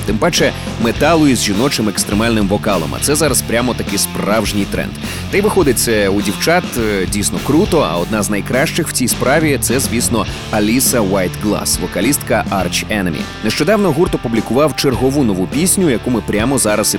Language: Ukrainian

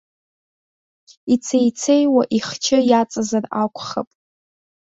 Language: Abkhazian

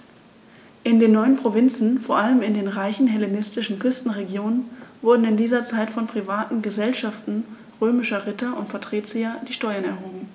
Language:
German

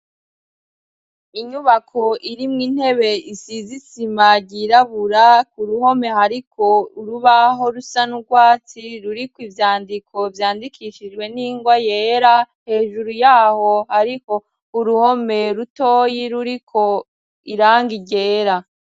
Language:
Rundi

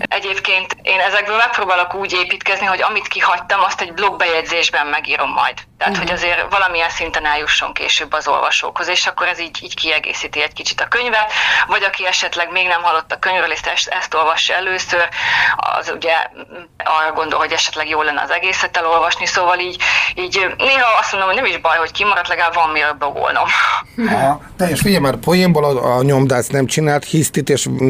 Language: Hungarian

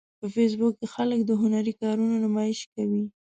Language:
Pashto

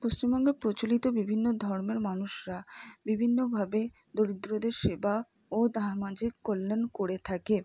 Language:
Bangla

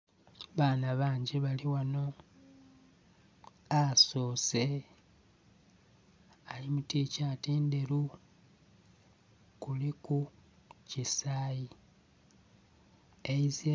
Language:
Soga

